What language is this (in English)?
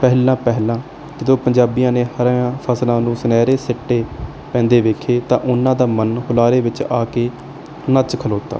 Punjabi